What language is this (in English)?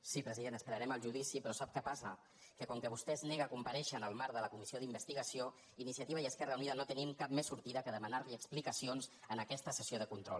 Catalan